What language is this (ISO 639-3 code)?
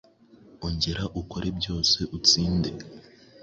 kin